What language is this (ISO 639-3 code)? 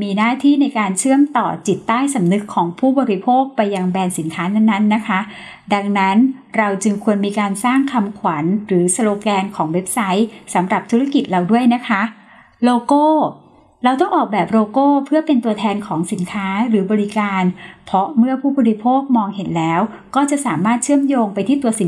tha